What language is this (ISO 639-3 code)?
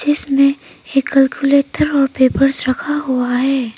hin